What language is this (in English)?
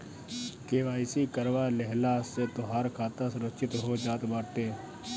Bhojpuri